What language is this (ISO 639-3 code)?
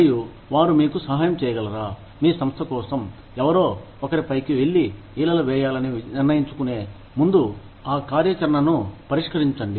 tel